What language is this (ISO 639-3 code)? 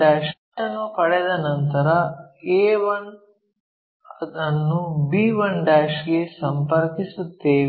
kan